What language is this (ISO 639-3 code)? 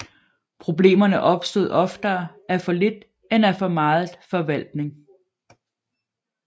dan